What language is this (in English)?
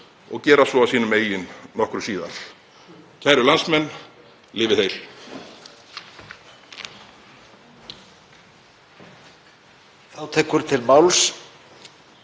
Icelandic